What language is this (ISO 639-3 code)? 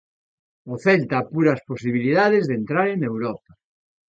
glg